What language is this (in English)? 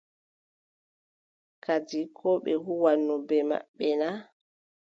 Adamawa Fulfulde